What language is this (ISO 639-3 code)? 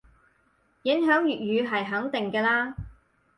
yue